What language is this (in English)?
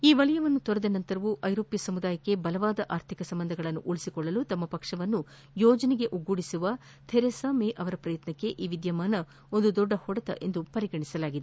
Kannada